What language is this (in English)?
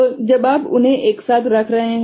Hindi